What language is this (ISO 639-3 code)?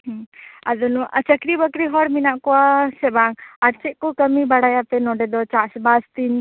sat